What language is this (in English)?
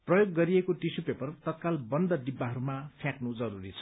Nepali